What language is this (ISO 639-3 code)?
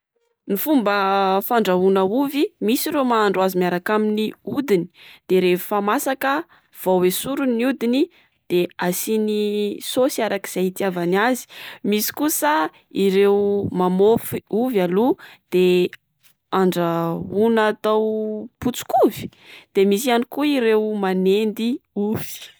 mlg